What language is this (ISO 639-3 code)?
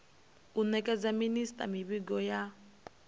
ven